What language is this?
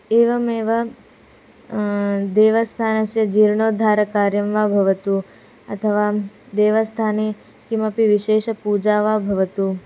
Sanskrit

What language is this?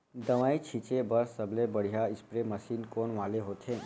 Chhattisgarhi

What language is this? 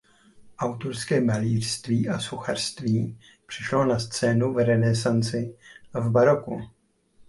Czech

